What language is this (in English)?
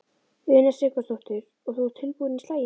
Icelandic